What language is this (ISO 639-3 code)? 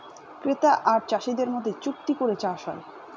ben